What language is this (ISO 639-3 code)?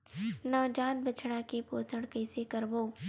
hne